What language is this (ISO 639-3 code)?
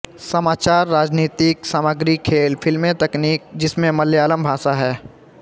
hin